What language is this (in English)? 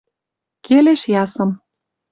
Western Mari